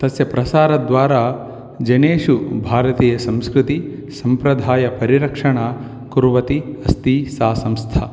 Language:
Sanskrit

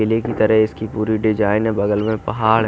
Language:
Hindi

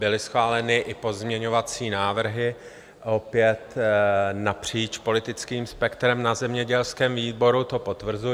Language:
Czech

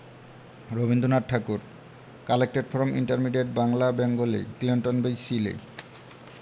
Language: Bangla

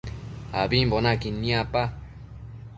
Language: Matsés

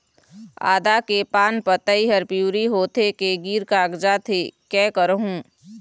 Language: Chhattisgarhi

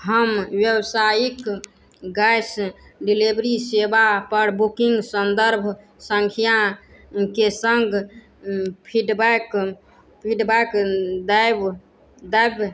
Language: Maithili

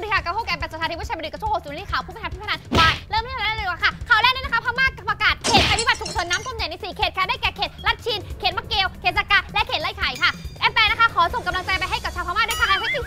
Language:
Thai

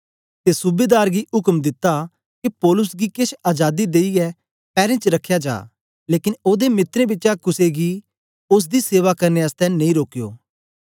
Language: Dogri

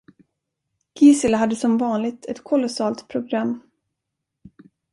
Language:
Swedish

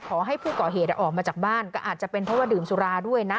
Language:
Thai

